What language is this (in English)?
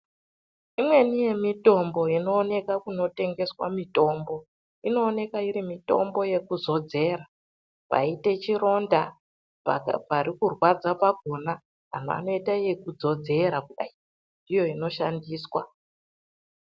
Ndau